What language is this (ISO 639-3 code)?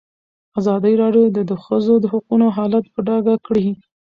pus